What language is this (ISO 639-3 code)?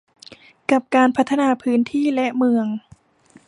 tha